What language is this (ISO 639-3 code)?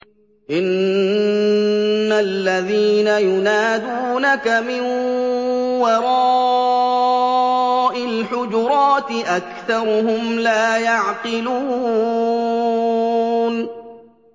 ara